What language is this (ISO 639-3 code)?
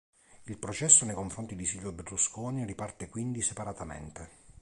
ita